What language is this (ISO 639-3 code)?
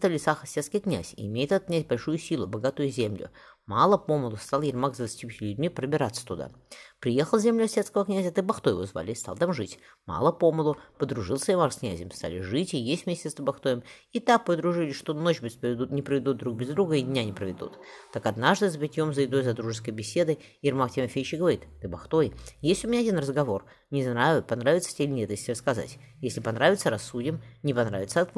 rus